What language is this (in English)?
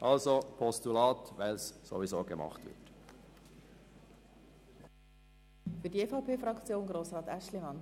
Swiss German